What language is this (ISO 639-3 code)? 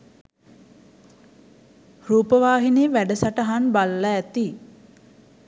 sin